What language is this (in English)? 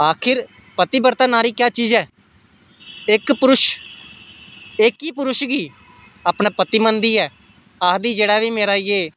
Dogri